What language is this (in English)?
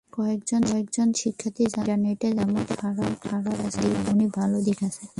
Bangla